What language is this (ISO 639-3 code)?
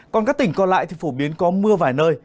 vie